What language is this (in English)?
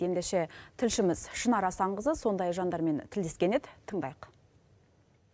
Kazakh